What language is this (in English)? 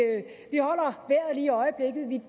Danish